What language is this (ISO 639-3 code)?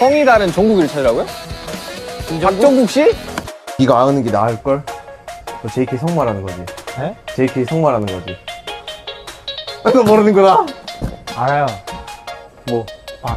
kor